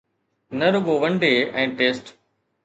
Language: Sindhi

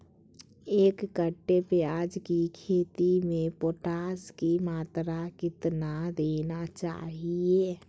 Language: Magahi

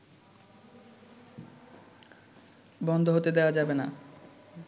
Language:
Bangla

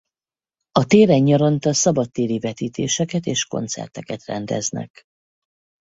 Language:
Hungarian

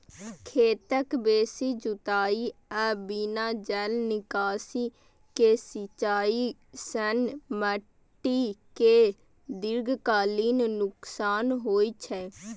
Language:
Maithili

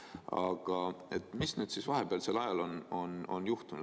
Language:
Estonian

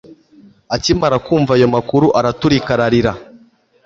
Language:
Kinyarwanda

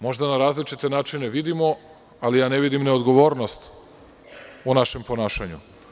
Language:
Serbian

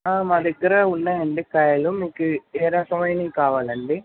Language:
Telugu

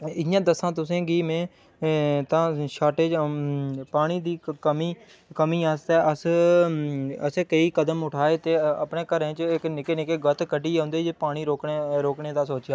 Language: Dogri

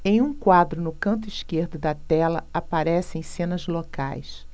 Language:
Portuguese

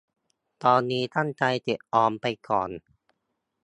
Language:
Thai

